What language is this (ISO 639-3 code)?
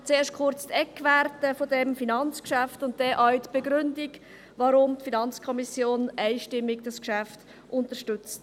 gsw